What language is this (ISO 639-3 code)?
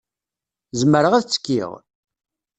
kab